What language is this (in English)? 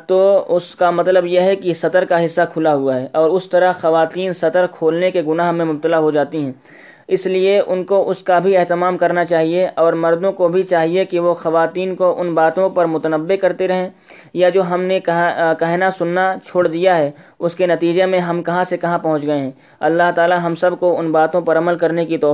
Urdu